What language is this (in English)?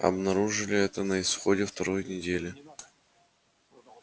Russian